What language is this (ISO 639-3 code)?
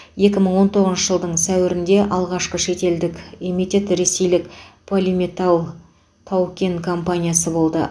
kaz